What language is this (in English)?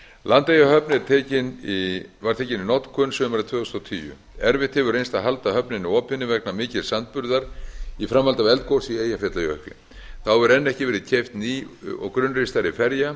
Icelandic